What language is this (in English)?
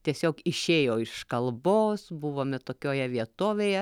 Lithuanian